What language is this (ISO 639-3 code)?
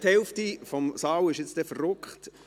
gsw